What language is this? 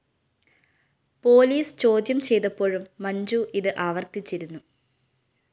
Malayalam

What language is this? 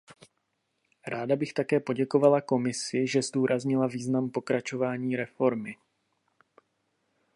Czech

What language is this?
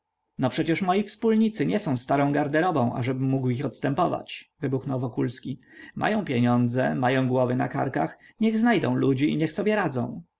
Polish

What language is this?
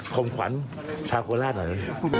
Thai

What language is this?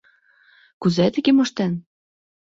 Mari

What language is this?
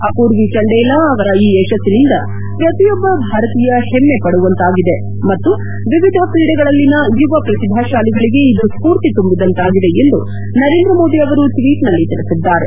Kannada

